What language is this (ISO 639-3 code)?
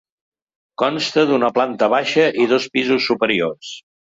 cat